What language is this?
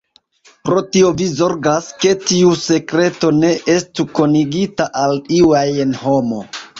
Esperanto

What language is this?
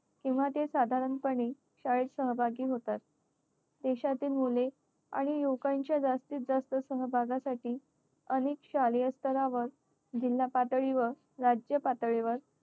Marathi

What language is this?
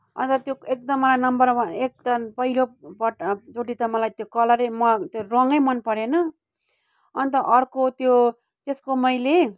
Nepali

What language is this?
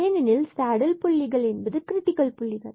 Tamil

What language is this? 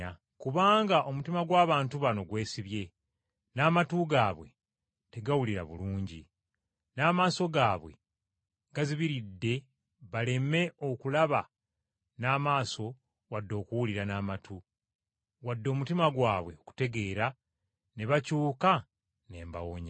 Ganda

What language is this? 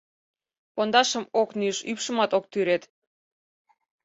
Mari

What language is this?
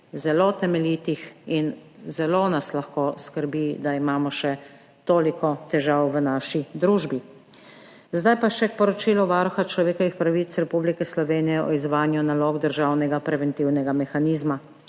Slovenian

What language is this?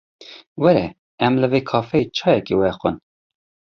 Kurdish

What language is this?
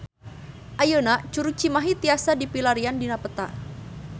Sundanese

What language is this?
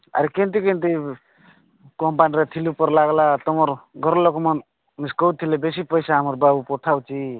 Odia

